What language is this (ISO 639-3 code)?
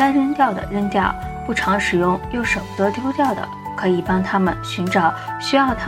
zho